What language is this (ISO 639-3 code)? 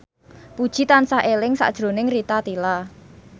jav